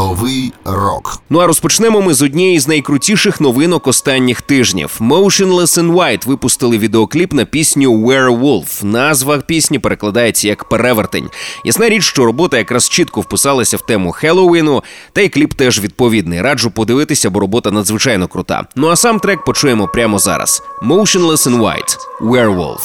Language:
Ukrainian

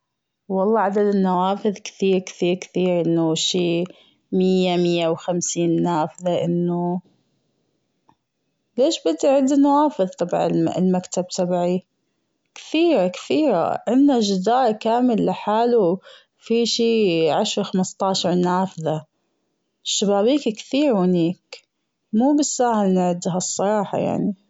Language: Gulf Arabic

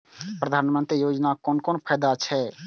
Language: Maithili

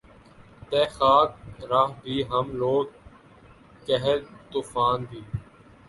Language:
Urdu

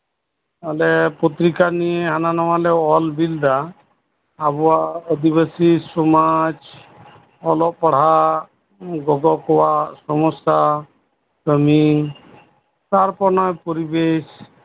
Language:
Santali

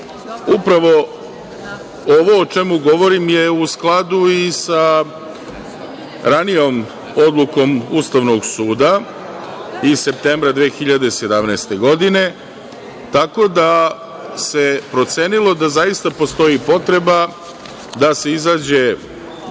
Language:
Serbian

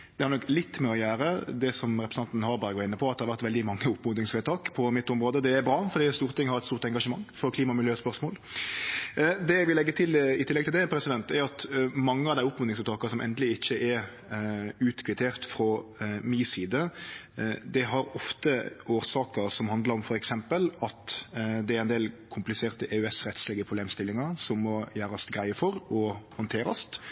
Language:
Norwegian Nynorsk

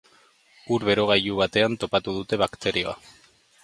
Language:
Basque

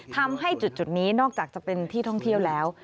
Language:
Thai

